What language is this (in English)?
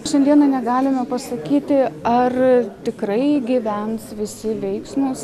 Lithuanian